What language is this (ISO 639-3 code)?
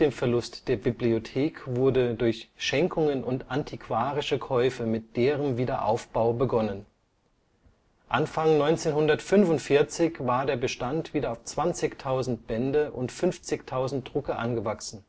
deu